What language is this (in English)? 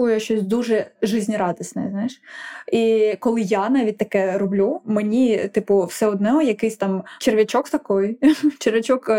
Ukrainian